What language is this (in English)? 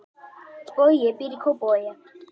Icelandic